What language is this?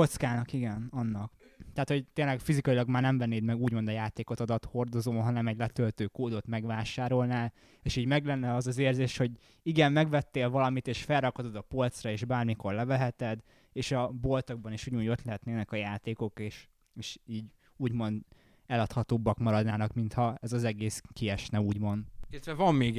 Hungarian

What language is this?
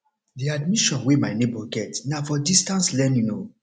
Nigerian Pidgin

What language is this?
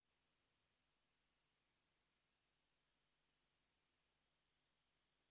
Russian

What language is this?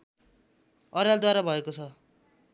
Nepali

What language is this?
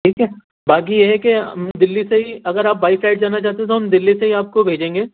Urdu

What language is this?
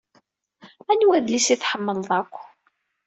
Kabyle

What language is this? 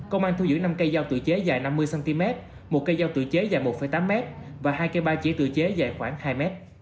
Vietnamese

